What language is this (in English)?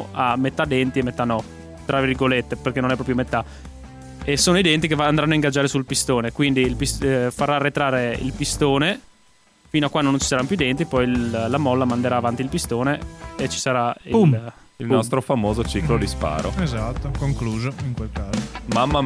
Italian